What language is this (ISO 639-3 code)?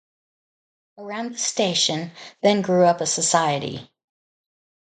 eng